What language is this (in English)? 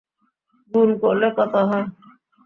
Bangla